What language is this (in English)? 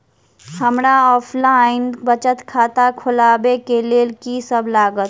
Maithili